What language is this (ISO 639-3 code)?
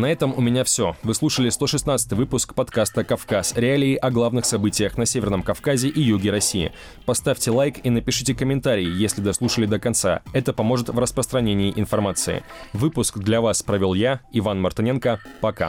rus